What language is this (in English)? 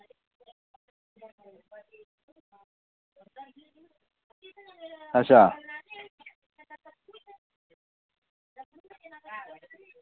Dogri